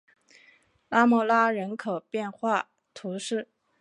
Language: Chinese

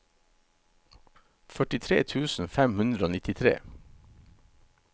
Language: Norwegian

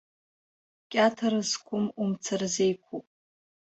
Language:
Abkhazian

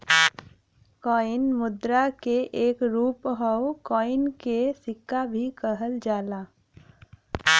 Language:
Bhojpuri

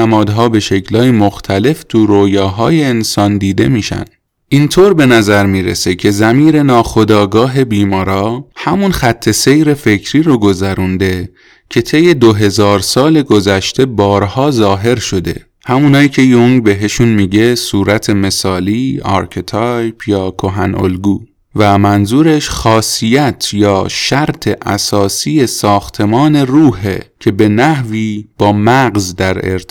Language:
Persian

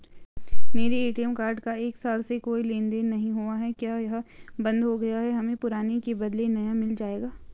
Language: Hindi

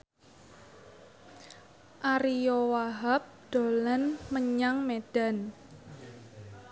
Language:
Javanese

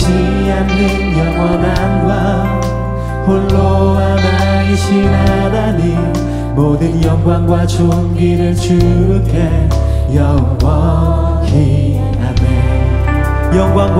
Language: Korean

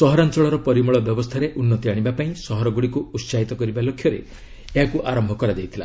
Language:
Odia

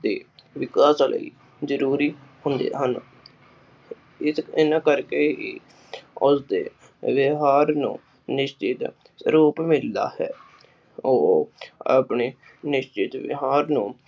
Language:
Punjabi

